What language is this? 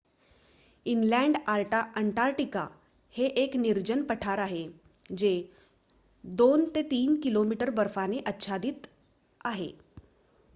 Marathi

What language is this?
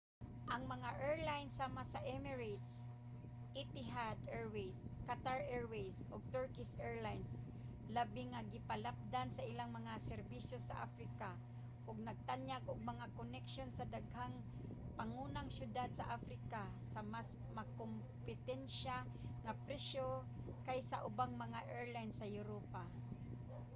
Cebuano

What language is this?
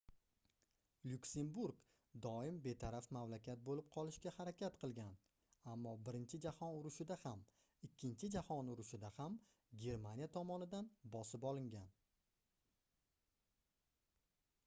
Uzbek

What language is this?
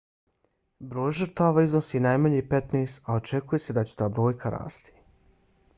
Bosnian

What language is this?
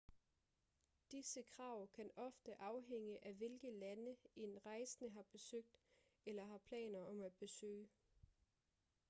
Danish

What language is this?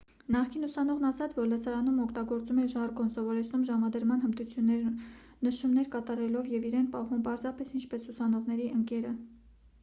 Armenian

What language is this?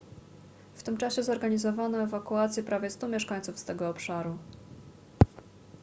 Polish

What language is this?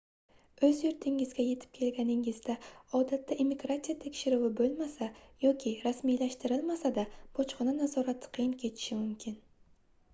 Uzbek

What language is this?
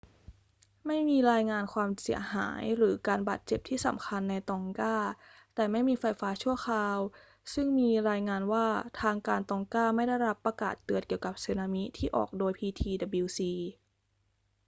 Thai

